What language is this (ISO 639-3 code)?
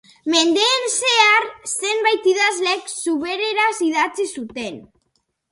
eus